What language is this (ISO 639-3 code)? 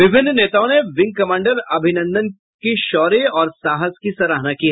hin